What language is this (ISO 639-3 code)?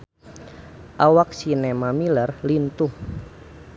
sun